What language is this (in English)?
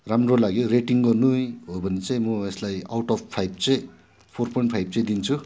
Nepali